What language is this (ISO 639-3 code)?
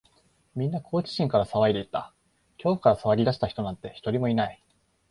jpn